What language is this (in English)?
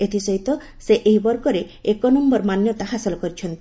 Odia